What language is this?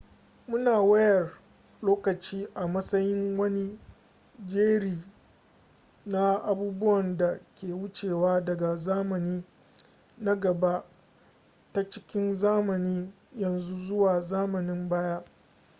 Hausa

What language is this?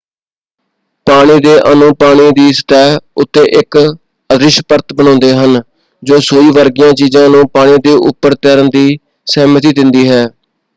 Punjabi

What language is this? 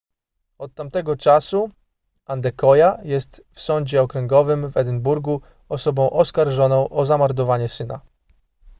Polish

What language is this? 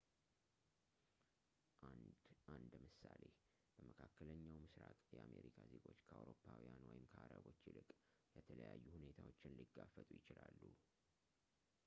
Amharic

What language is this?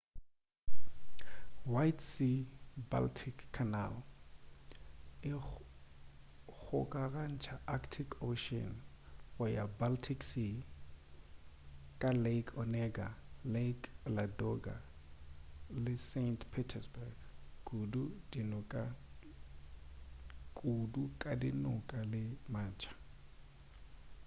Northern Sotho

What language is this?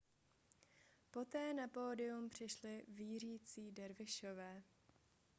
Czech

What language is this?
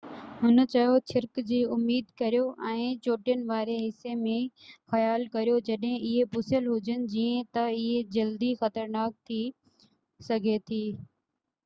Sindhi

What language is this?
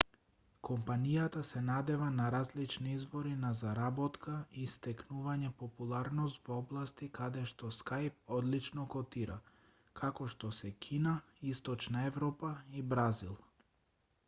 Macedonian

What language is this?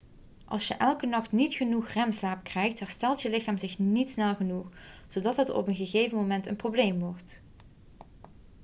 Dutch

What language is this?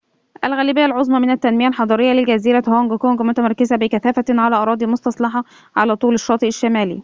Arabic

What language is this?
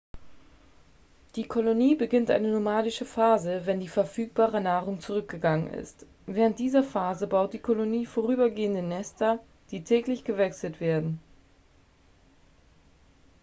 German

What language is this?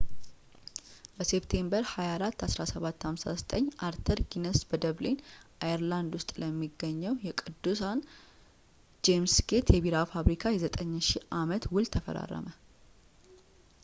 Amharic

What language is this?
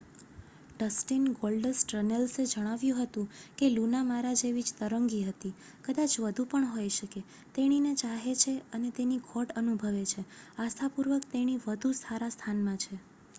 Gujarati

